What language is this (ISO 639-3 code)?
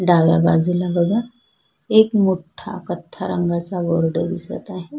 mar